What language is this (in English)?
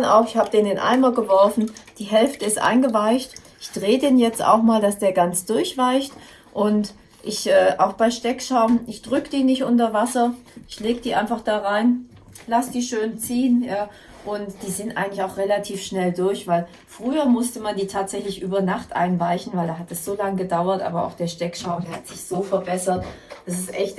German